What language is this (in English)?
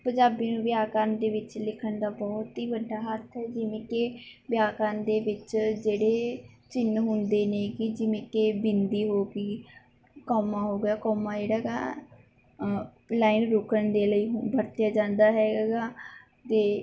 Punjabi